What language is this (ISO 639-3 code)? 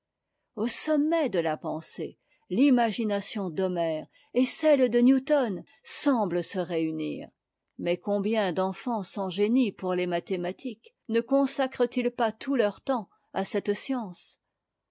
fra